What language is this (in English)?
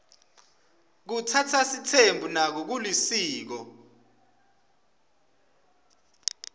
Swati